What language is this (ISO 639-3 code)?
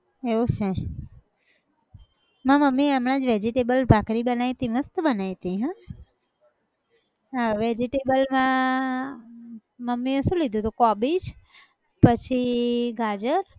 guj